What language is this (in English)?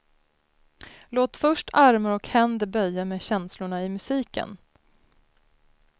Swedish